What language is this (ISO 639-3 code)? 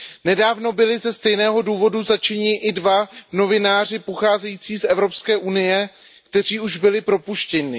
ces